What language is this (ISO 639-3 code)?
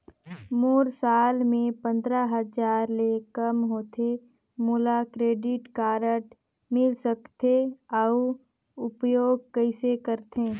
hne